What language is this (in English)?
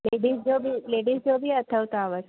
Sindhi